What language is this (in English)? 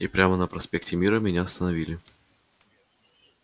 Russian